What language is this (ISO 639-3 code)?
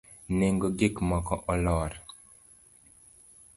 luo